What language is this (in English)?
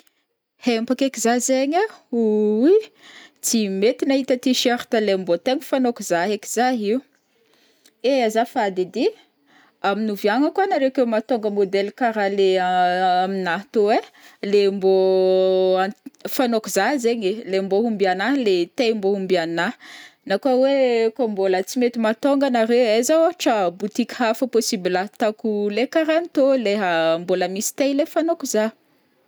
Northern Betsimisaraka Malagasy